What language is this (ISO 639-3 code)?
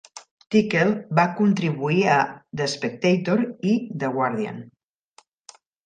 cat